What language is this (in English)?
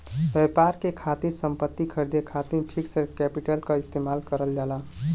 Bhojpuri